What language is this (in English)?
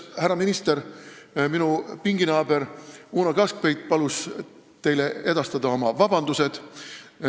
Estonian